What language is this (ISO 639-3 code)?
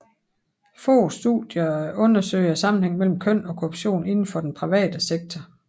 dan